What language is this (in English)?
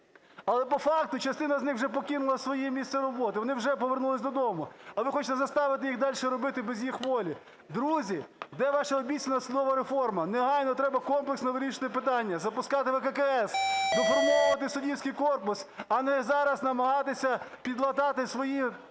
Ukrainian